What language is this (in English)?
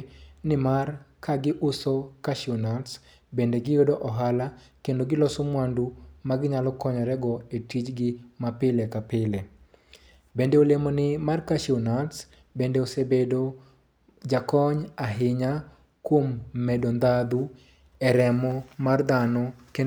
Luo (Kenya and Tanzania)